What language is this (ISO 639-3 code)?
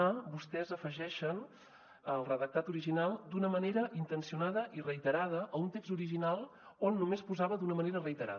cat